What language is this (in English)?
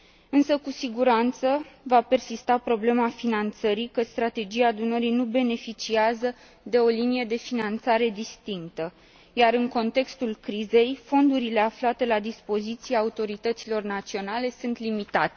Romanian